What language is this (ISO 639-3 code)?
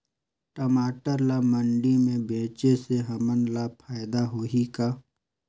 hne